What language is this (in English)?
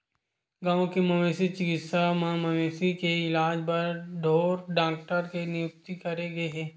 Chhattisgarhi